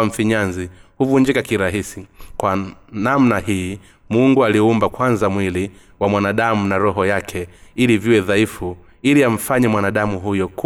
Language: Swahili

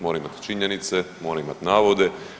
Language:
Croatian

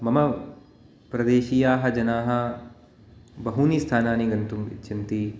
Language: Sanskrit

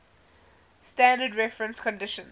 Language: English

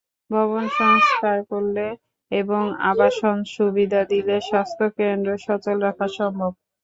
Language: Bangla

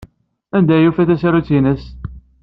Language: Kabyle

